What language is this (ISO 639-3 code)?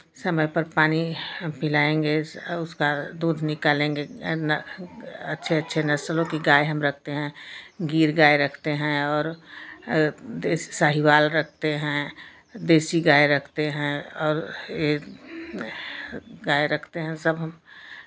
hin